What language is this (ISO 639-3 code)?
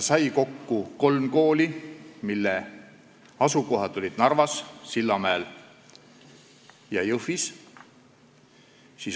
est